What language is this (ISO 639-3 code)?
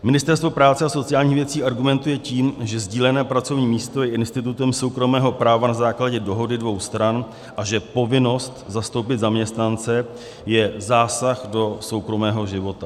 ces